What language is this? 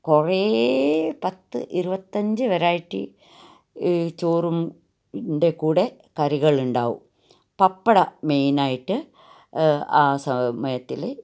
Malayalam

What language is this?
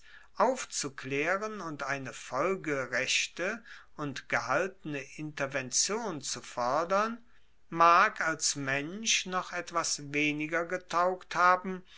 German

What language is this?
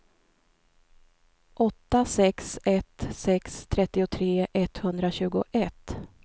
Swedish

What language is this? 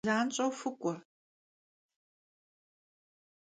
Kabardian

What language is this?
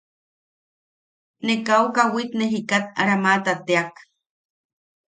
Yaqui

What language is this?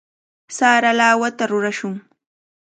Cajatambo North Lima Quechua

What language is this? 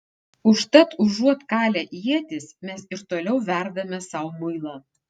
Lithuanian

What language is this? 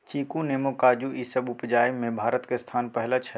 Maithili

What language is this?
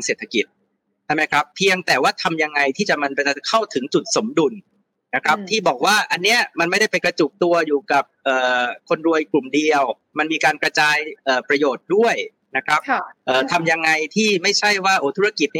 Thai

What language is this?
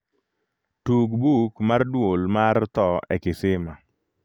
Luo (Kenya and Tanzania)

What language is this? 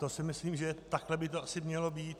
Czech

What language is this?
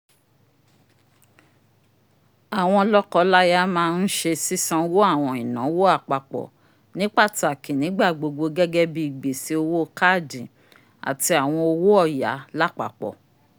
Yoruba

